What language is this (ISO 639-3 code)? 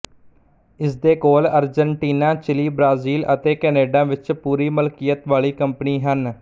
pan